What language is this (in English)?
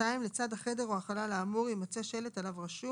Hebrew